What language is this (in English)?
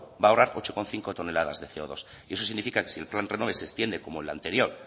Spanish